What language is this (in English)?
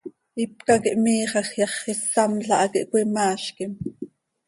Seri